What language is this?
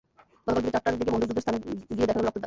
Bangla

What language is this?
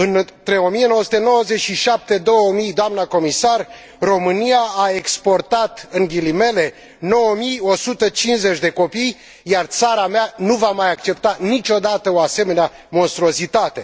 Romanian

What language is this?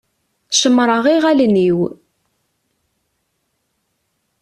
Kabyle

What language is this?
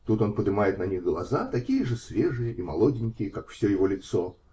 Russian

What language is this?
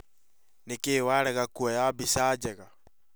Kikuyu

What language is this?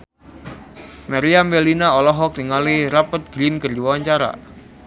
Sundanese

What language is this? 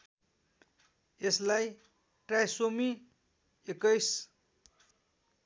Nepali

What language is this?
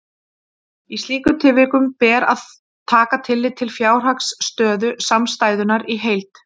Icelandic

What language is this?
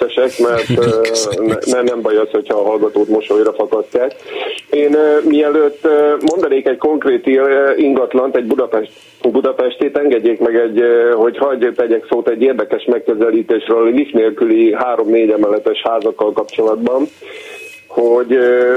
Hungarian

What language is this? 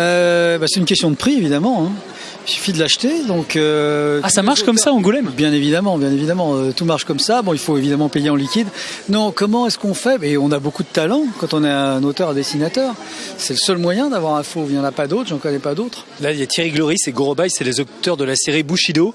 French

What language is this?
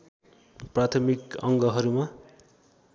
Nepali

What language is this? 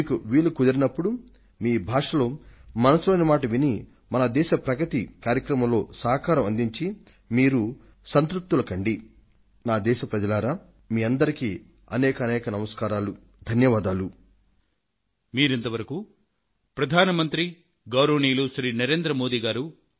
Telugu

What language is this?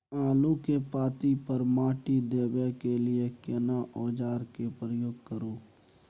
Maithili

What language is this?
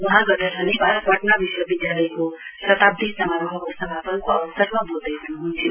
Nepali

